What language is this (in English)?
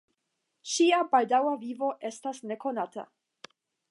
Esperanto